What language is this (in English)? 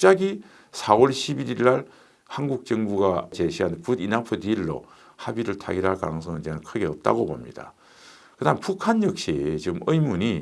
Korean